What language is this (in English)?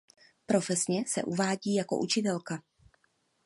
Czech